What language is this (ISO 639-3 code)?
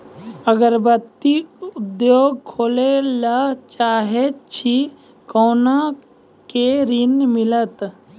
mai